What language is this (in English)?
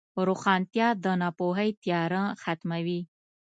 Pashto